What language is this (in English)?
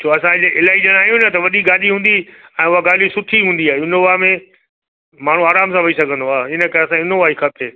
Sindhi